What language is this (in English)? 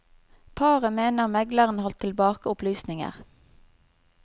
Norwegian